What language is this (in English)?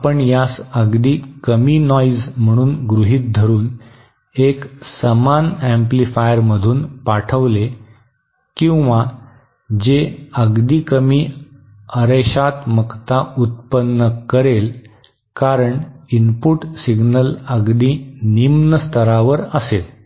Marathi